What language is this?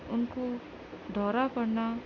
Urdu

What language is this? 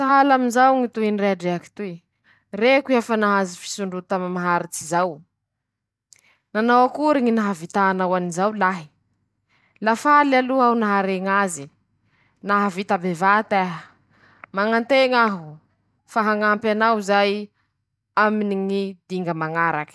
Masikoro Malagasy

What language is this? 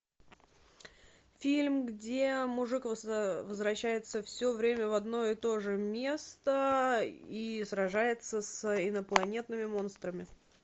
Russian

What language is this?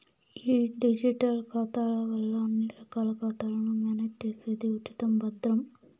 Telugu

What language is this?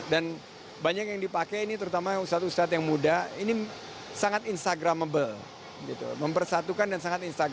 Indonesian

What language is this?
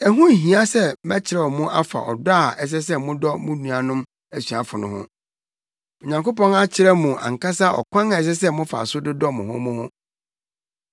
Akan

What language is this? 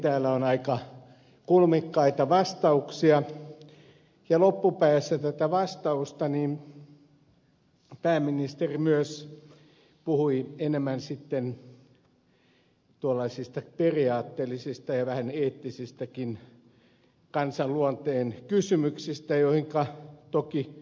Finnish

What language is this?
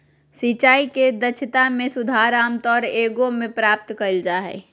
Magahi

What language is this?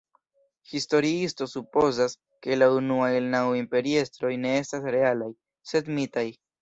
Esperanto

